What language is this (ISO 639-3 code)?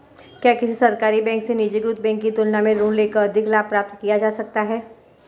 hin